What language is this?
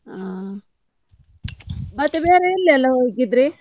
Kannada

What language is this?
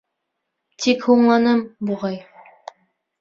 Bashkir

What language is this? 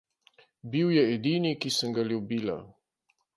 Slovenian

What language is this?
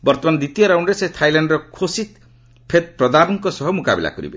Odia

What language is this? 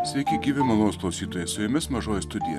Lithuanian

